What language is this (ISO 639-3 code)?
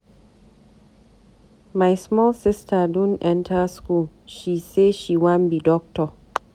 pcm